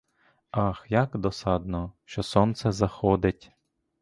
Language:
Ukrainian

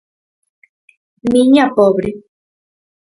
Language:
Galician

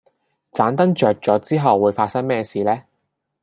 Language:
Cantonese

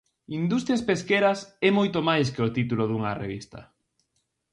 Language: Galician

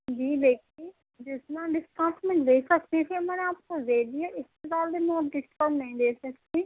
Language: Urdu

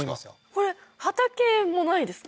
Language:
Japanese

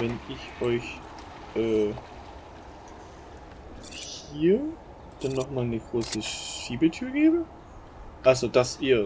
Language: German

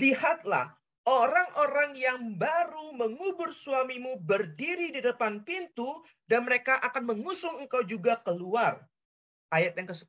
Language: Indonesian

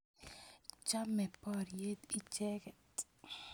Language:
Kalenjin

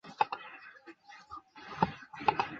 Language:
Chinese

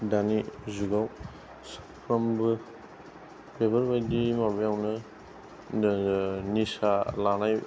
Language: Bodo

